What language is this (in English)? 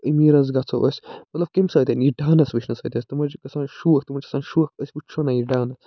Kashmiri